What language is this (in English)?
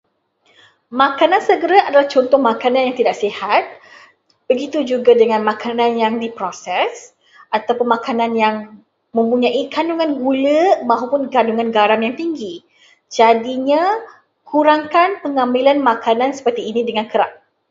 Malay